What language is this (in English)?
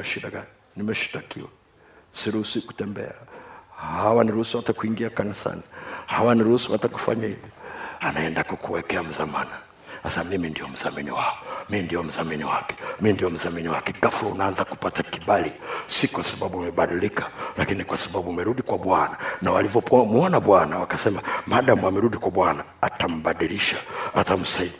Swahili